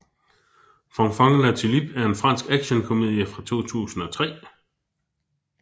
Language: Danish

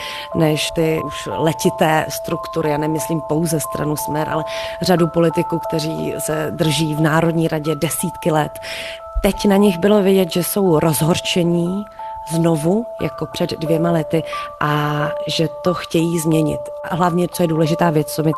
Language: Czech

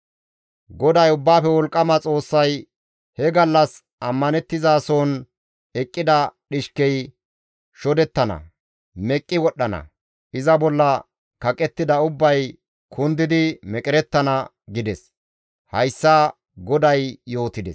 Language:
Gamo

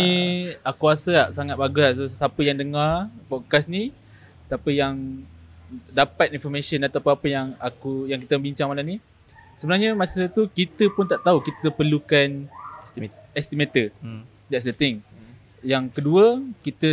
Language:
Malay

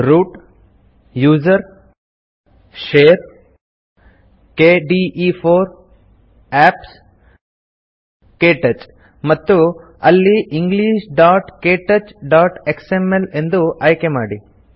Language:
Kannada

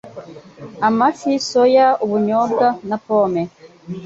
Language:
Kinyarwanda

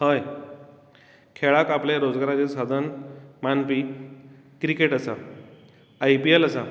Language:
Konkani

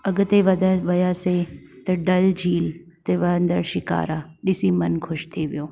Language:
Sindhi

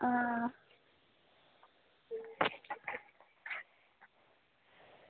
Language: Dogri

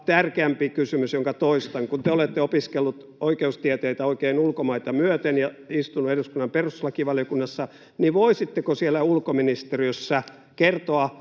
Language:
Finnish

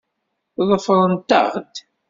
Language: Kabyle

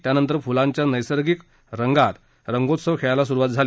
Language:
Marathi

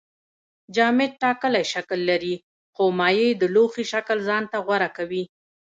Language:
Pashto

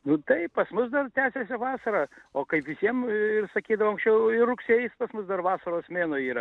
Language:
Lithuanian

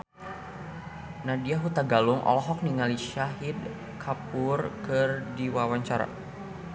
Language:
Sundanese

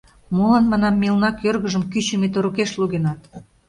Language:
Mari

